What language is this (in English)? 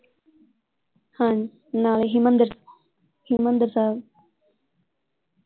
Punjabi